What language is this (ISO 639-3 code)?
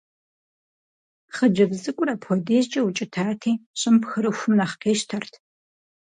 kbd